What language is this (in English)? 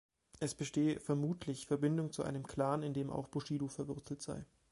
German